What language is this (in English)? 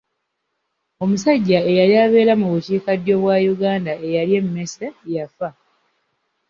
Ganda